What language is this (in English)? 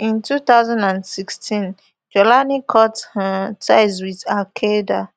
Nigerian Pidgin